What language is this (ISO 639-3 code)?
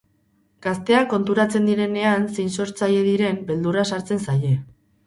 eus